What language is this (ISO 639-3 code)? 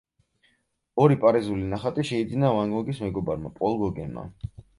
kat